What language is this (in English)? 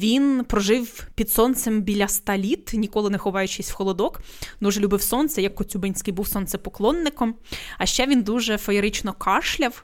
Ukrainian